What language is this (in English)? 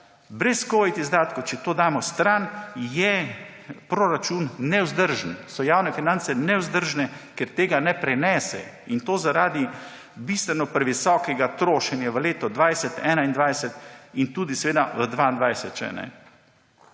Slovenian